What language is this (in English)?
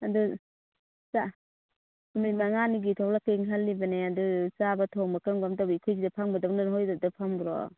Manipuri